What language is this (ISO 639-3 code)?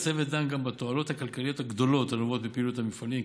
heb